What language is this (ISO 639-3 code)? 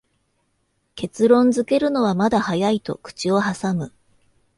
jpn